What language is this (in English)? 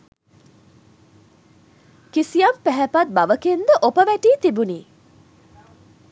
Sinhala